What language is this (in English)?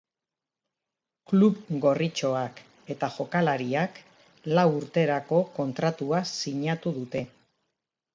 Basque